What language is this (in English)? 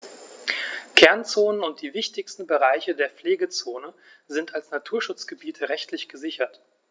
German